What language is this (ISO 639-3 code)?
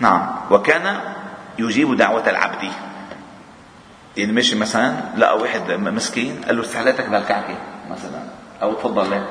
ara